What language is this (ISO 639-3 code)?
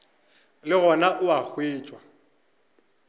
nso